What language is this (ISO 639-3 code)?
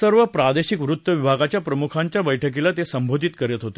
mar